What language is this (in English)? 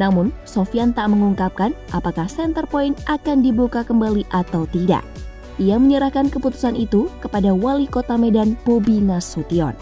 Indonesian